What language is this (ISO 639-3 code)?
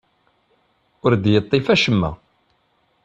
kab